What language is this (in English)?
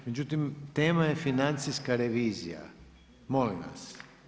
Croatian